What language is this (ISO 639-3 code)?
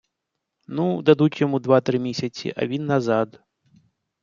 ukr